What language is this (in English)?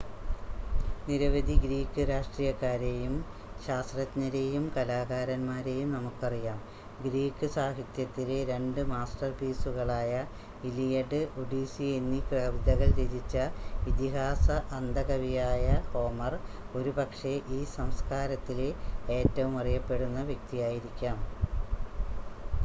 Malayalam